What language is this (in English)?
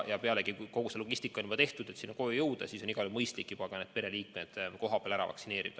Estonian